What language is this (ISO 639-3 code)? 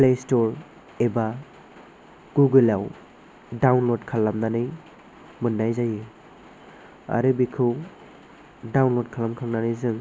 brx